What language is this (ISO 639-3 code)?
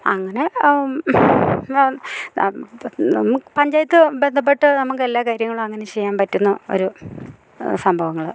mal